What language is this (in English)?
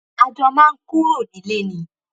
Yoruba